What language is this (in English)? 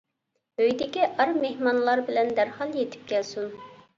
Uyghur